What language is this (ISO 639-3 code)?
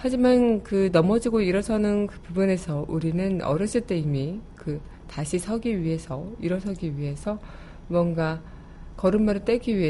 kor